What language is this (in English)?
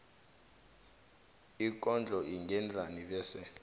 South Ndebele